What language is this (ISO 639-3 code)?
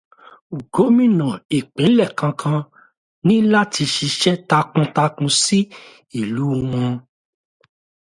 yor